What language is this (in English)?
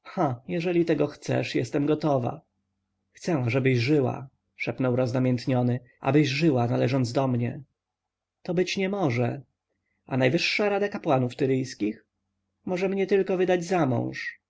Polish